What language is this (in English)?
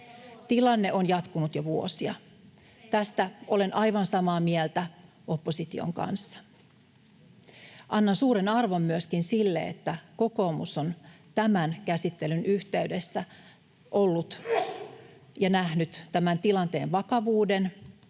Finnish